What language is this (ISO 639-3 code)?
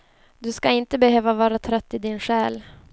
swe